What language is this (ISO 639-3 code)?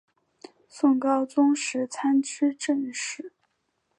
zho